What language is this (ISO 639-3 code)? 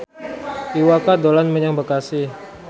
jav